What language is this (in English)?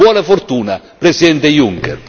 Italian